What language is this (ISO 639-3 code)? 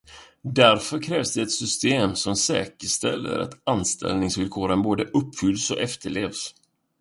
swe